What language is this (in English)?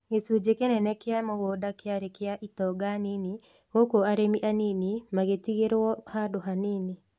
Kikuyu